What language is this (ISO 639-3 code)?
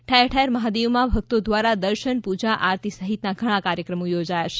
guj